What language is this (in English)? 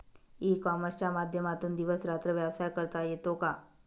Marathi